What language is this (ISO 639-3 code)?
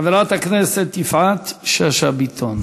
heb